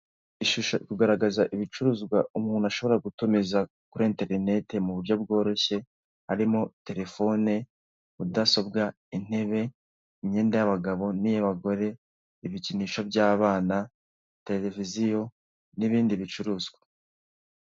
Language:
Kinyarwanda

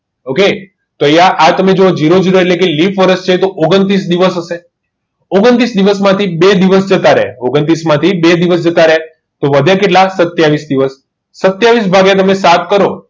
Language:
Gujarati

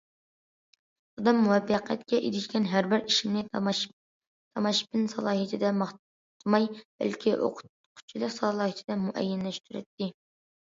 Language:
Uyghur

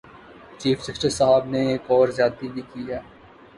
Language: Urdu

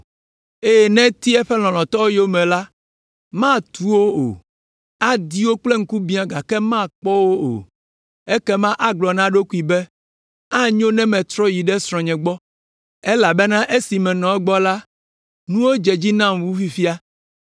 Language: Ewe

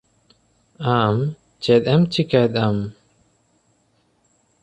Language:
Santali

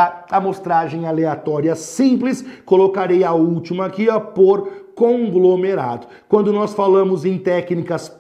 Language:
Portuguese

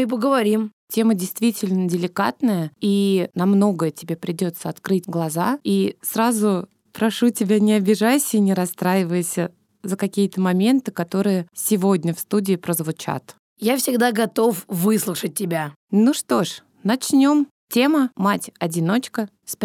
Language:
Russian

